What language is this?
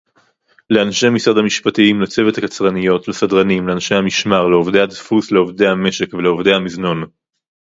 Hebrew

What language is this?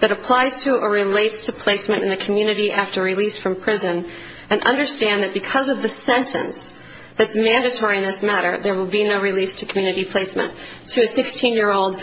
English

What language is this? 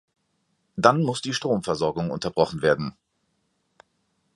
German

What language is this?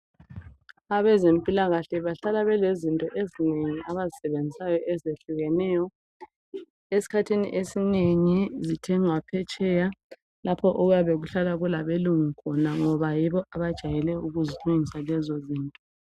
North Ndebele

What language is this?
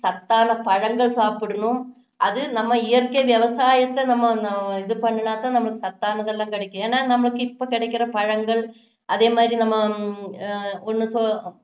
Tamil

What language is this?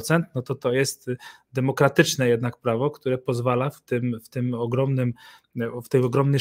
Polish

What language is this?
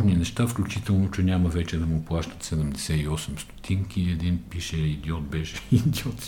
Bulgarian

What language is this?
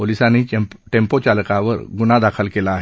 Marathi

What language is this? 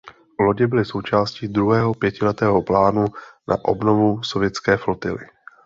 Czech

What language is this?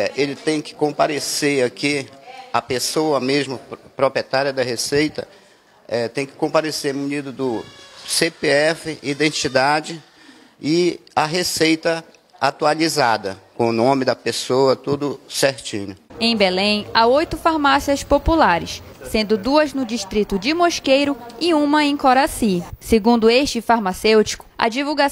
Portuguese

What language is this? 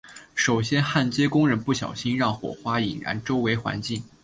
Chinese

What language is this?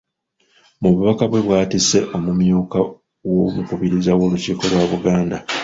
Ganda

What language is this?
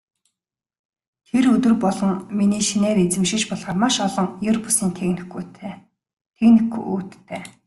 Mongolian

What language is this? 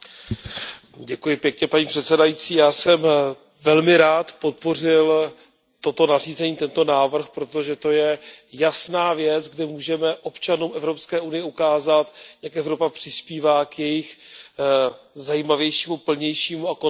Czech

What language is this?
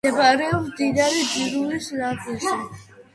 Georgian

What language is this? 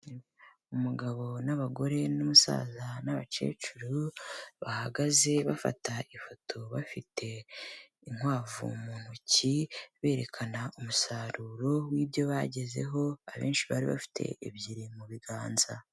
Kinyarwanda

